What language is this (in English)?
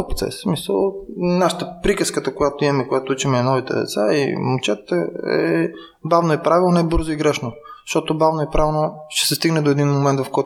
Bulgarian